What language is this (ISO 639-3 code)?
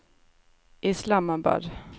swe